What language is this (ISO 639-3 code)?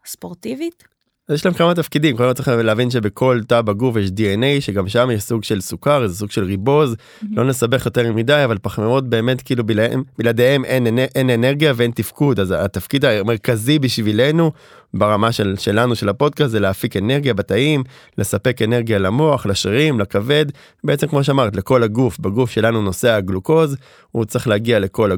heb